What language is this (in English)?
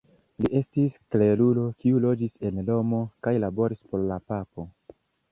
Esperanto